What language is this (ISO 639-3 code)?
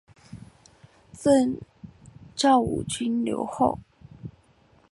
zho